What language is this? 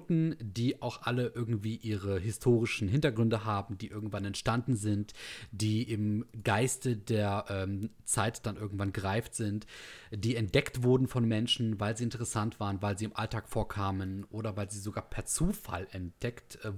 German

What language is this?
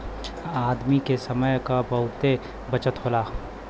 Bhojpuri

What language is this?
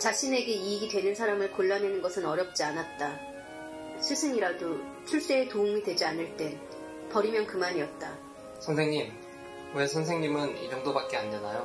Korean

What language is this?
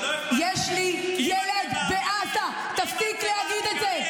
Hebrew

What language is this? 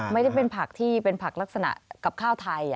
Thai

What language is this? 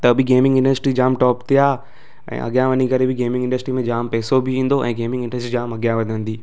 Sindhi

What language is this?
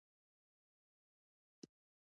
Pashto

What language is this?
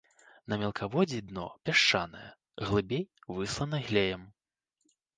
Belarusian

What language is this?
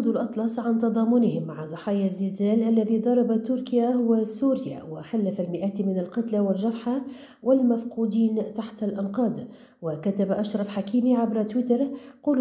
Arabic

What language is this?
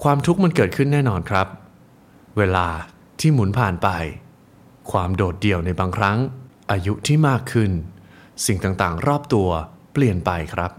Thai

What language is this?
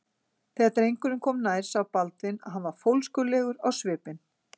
Icelandic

